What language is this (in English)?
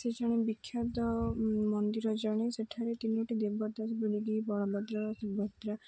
Odia